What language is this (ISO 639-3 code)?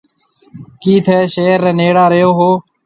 mve